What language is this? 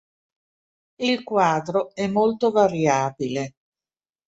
Italian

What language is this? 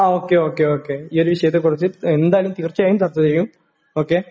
Malayalam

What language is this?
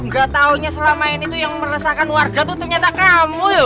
Indonesian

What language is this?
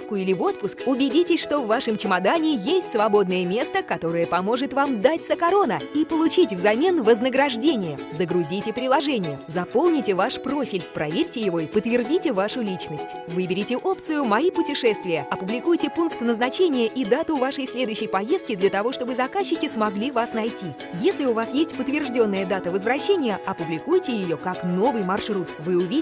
Russian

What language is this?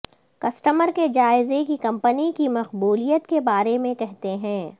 Urdu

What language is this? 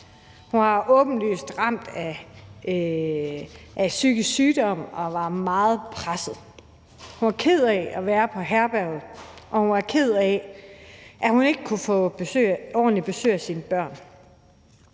Danish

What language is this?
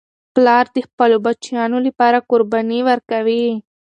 Pashto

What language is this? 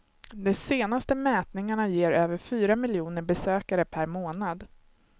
Swedish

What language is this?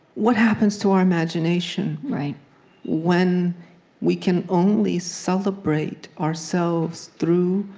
English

